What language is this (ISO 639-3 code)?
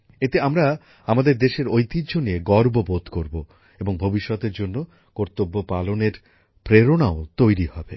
ben